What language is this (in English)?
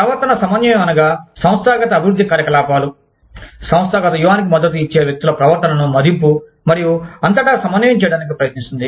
Telugu